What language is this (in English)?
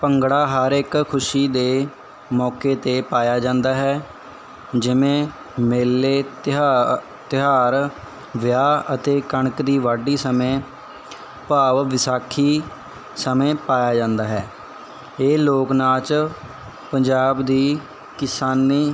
Punjabi